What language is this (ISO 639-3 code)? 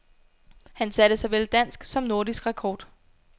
dan